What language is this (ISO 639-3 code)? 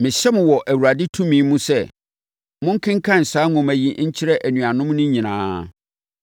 aka